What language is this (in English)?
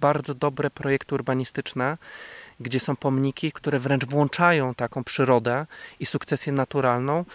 Polish